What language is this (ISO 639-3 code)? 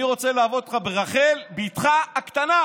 heb